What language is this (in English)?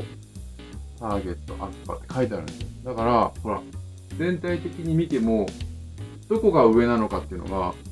Japanese